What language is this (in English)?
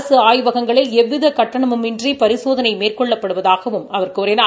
Tamil